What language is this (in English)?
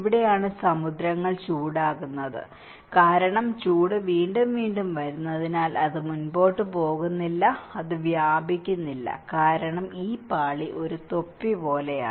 Malayalam